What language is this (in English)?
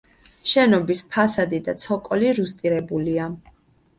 Georgian